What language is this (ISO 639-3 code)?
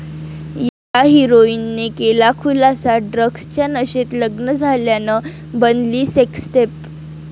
mar